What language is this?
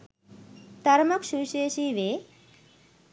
Sinhala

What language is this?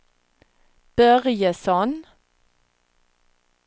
Swedish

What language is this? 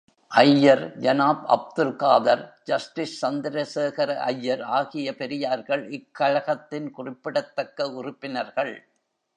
Tamil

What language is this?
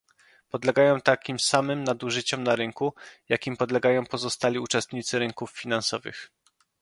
Polish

